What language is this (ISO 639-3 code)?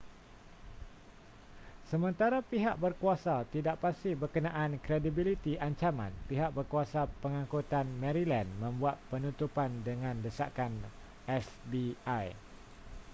msa